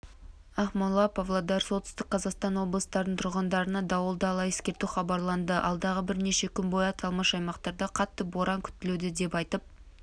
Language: Kazakh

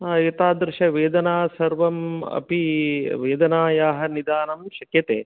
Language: Sanskrit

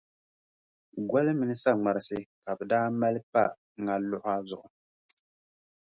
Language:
Dagbani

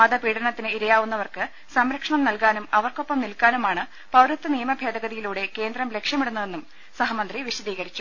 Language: Malayalam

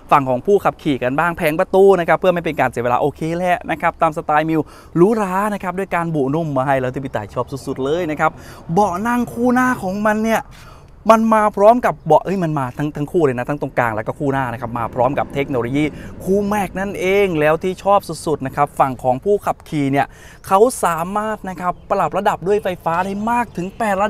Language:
Thai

